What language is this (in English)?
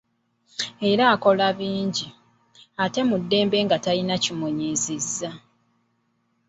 Ganda